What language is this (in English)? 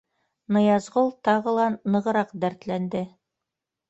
Bashkir